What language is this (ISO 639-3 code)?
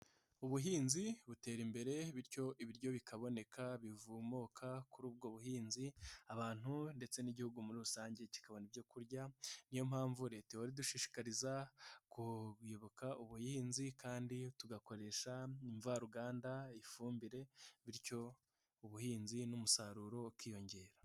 kin